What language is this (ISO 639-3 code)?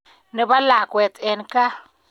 kln